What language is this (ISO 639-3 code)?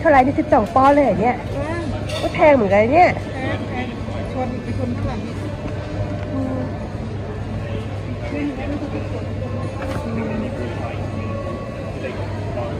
tha